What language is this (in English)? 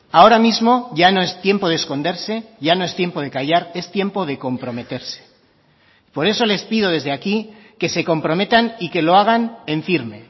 Spanish